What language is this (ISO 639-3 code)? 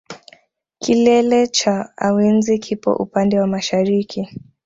swa